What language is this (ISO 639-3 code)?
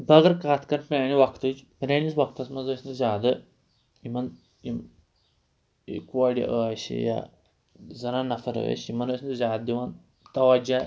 kas